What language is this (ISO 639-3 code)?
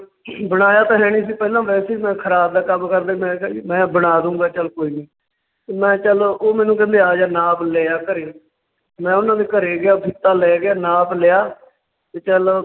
pan